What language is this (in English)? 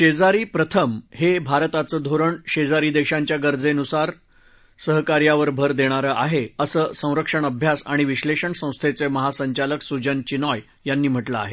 Marathi